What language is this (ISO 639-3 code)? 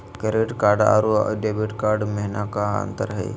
mag